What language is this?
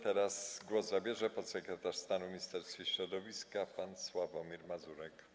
Polish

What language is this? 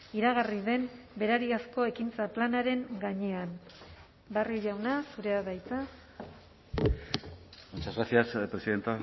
Basque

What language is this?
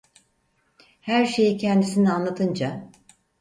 Turkish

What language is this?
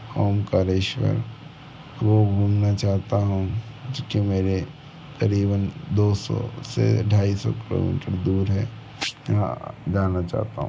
Hindi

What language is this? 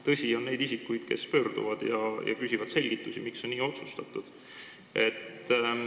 Estonian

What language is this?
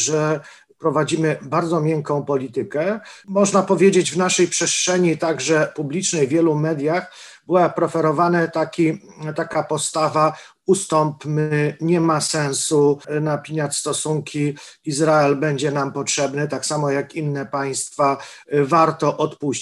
Polish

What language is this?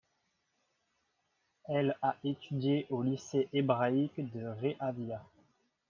French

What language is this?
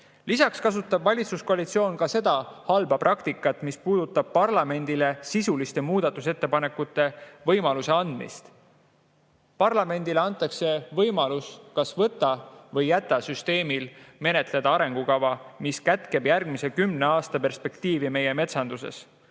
Estonian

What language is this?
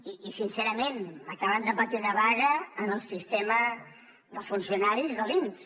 Catalan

